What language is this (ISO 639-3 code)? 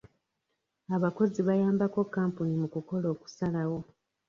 lug